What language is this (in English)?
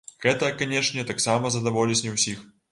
Belarusian